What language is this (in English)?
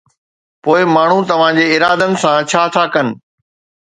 Sindhi